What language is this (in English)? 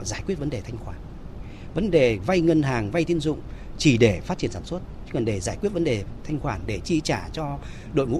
Vietnamese